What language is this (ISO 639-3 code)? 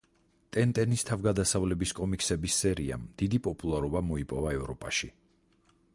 kat